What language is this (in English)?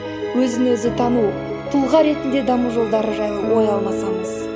Kazakh